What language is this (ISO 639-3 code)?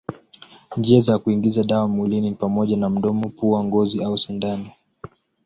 swa